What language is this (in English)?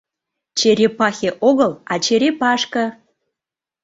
Mari